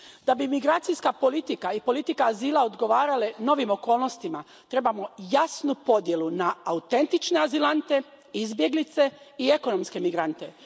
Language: Croatian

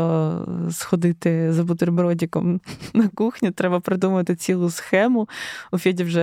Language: Ukrainian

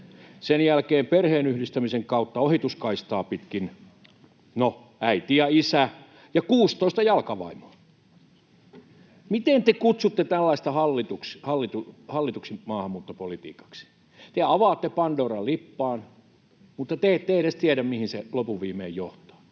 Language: Finnish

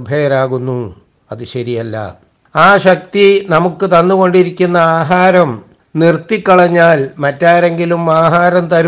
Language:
Malayalam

